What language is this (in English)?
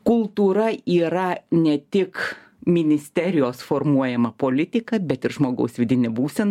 Lithuanian